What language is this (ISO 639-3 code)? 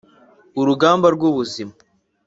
kin